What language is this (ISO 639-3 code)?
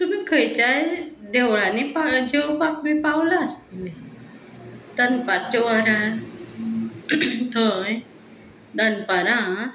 kok